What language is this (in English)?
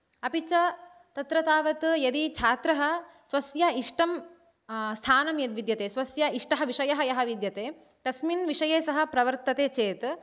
Sanskrit